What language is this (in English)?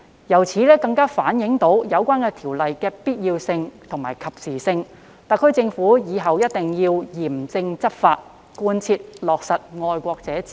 Cantonese